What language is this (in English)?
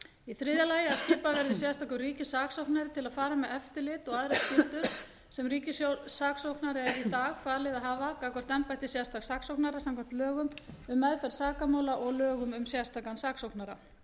Icelandic